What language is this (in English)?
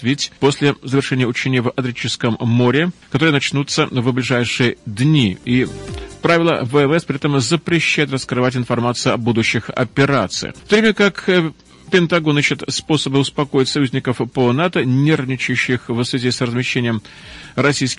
Russian